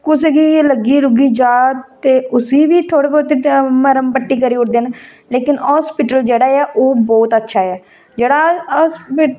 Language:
Dogri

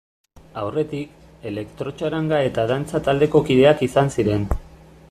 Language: Basque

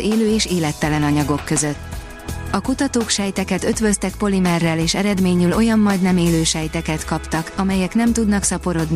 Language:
Hungarian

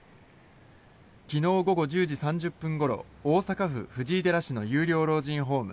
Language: Japanese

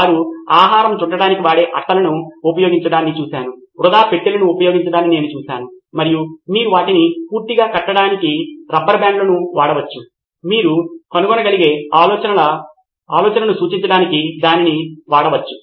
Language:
Telugu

